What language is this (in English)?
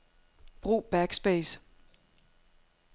Danish